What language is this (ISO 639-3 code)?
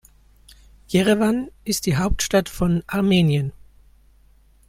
deu